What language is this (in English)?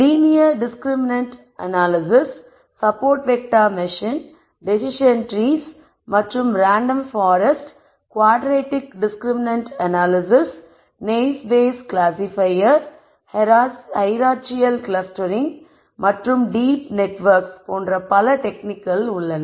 Tamil